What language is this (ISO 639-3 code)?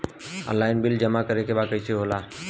bho